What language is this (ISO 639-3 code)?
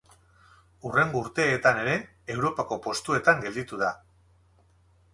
eus